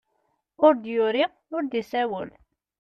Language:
Kabyle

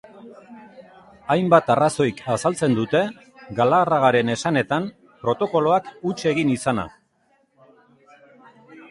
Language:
Basque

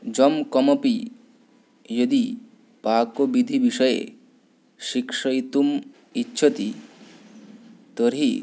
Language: Sanskrit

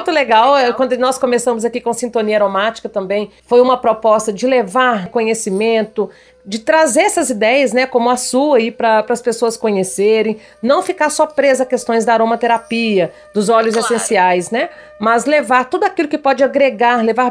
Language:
Portuguese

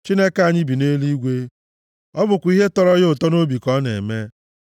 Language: Igbo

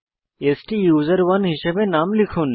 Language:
Bangla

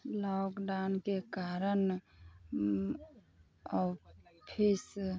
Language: Maithili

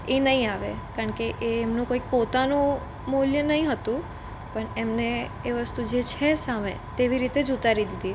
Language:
Gujarati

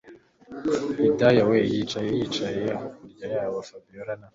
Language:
Kinyarwanda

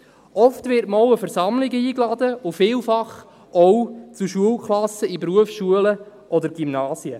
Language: Swiss German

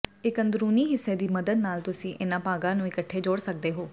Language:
Punjabi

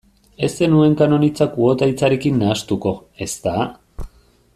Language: Basque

